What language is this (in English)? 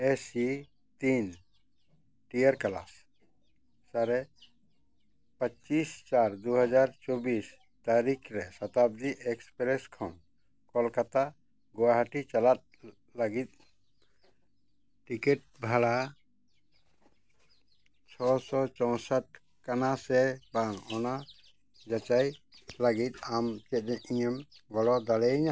Santali